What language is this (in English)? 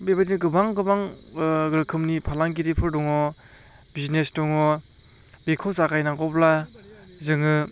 Bodo